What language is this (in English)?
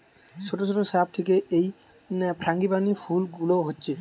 Bangla